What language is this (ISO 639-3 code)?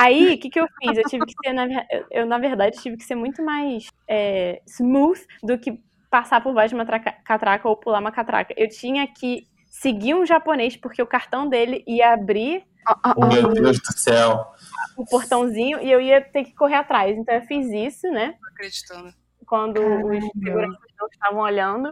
por